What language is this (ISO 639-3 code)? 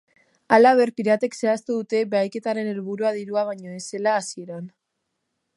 eus